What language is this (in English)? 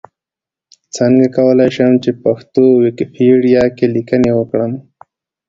Pashto